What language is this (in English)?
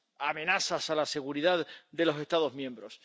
Spanish